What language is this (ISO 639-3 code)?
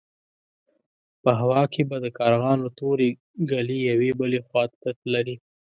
pus